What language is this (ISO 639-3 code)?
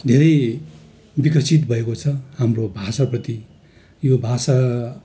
nep